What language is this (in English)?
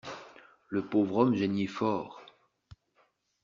French